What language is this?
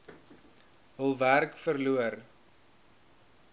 Afrikaans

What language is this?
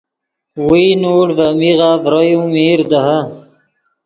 Yidgha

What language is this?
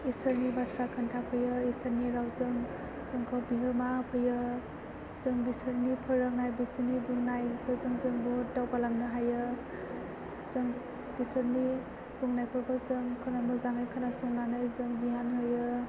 Bodo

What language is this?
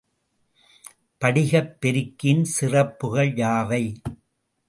Tamil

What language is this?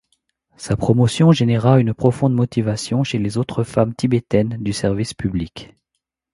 French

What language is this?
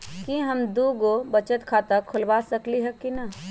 Magahi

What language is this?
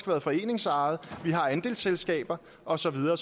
Danish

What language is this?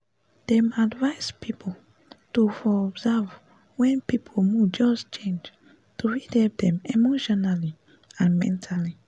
Nigerian Pidgin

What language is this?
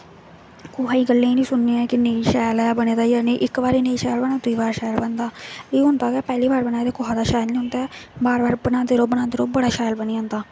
Dogri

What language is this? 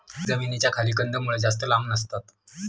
Marathi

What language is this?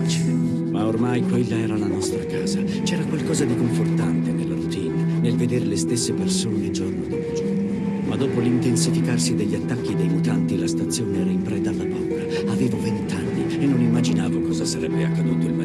Italian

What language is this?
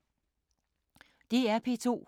Danish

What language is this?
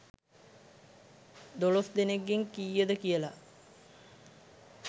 Sinhala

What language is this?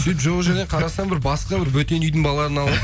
Kazakh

